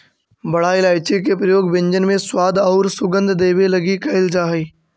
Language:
Magahi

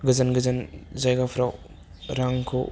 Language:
Bodo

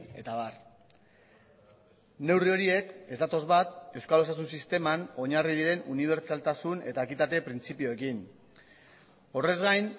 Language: Basque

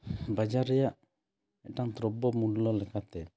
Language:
Santali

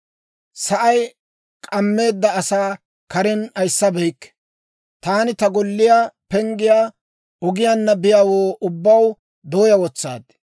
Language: Dawro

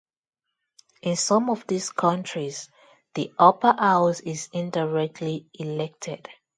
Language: English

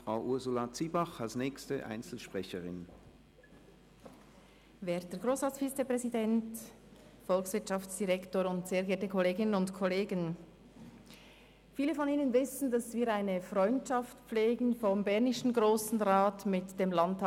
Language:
Swiss German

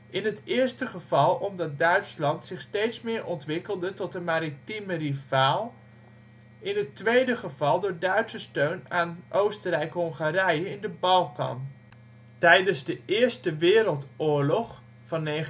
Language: Dutch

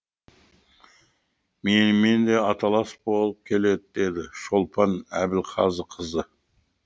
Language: Kazakh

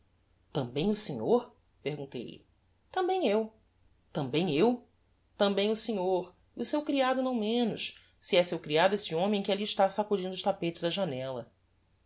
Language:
Portuguese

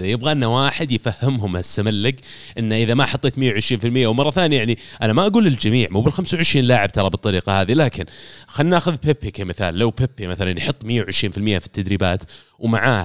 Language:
Arabic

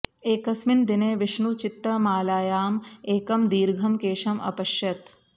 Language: Sanskrit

